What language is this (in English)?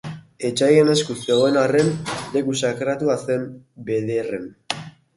Basque